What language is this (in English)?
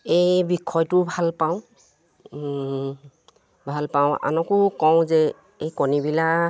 Assamese